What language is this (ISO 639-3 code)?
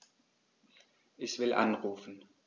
deu